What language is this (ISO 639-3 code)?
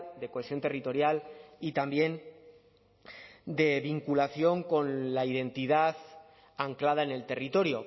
spa